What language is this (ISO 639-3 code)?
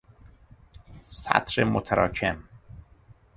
fas